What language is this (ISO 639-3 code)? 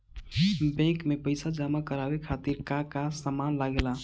bho